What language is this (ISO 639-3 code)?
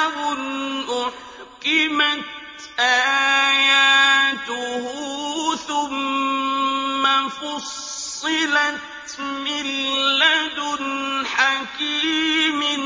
ara